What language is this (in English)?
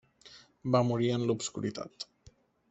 Catalan